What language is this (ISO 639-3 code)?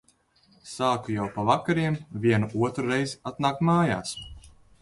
lav